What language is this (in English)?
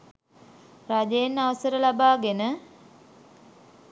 Sinhala